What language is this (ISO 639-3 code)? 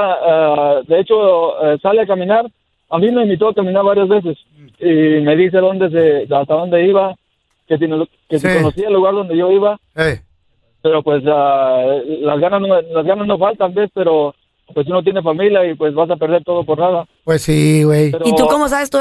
spa